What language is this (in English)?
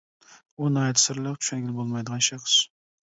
Uyghur